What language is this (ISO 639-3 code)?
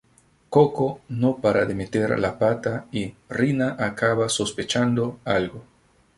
spa